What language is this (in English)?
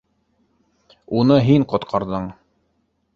Bashkir